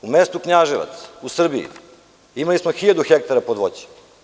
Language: Serbian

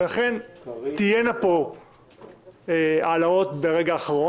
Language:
Hebrew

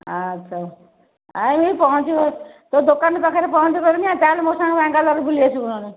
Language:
Odia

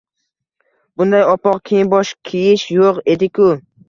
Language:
Uzbek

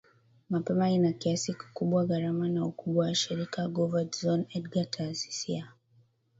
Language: Swahili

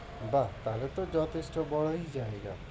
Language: Bangla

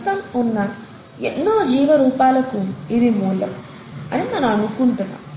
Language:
Telugu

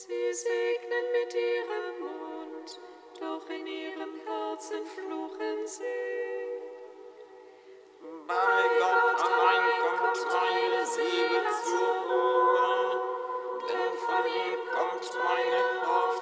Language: German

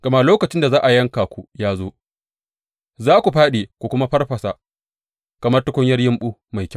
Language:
Hausa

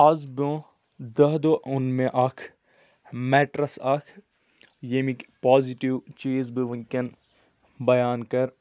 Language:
Kashmiri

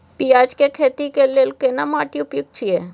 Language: Maithili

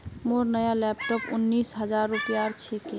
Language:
Magahi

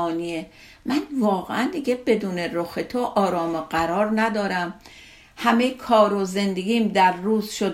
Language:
Persian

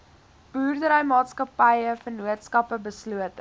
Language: Afrikaans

